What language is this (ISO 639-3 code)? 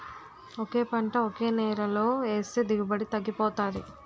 tel